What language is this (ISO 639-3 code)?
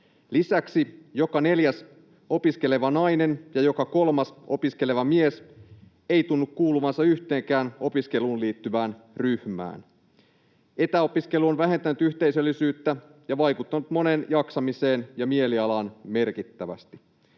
fin